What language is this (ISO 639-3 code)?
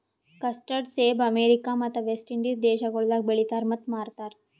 kan